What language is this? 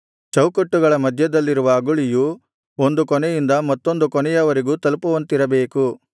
Kannada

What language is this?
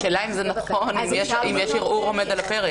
Hebrew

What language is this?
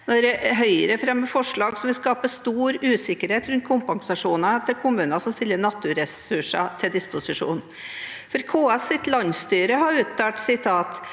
Norwegian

